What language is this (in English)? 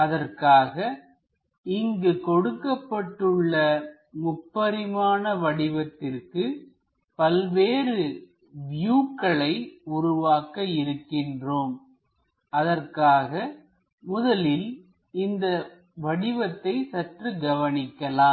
Tamil